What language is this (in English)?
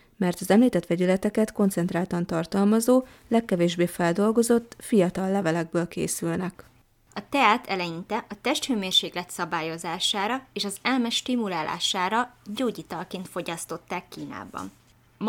Hungarian